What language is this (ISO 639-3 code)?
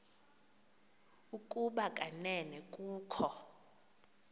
xho